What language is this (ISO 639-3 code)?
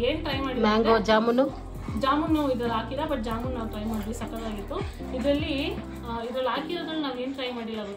kan